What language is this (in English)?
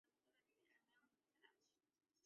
Chinese